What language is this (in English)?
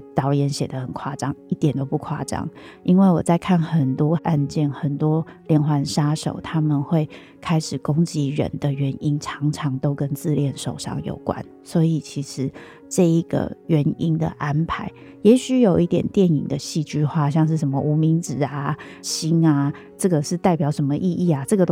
Chinese